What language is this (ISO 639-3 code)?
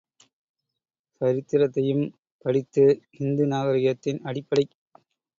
tam